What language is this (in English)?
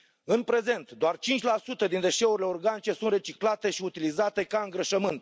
Romanian